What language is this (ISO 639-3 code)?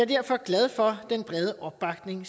dan